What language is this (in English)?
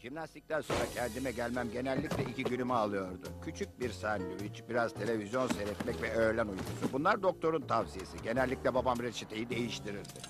Turkish